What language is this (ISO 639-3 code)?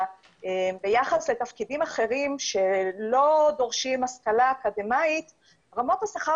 heb